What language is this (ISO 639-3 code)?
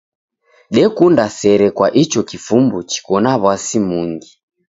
dav